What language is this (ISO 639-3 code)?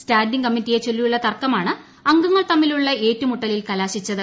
mal